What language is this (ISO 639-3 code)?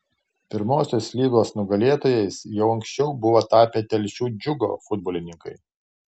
lit